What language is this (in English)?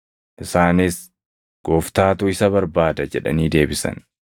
Oromo